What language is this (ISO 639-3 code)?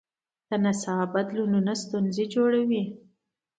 pus